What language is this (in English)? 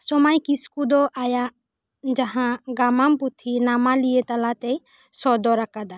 Santali